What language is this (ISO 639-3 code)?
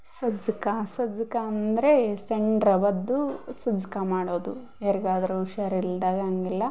kan